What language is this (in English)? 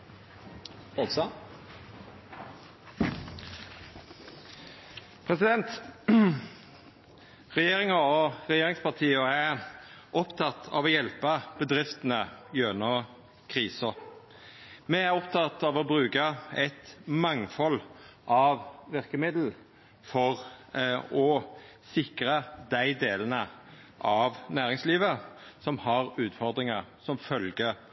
Norwegian Nynorsk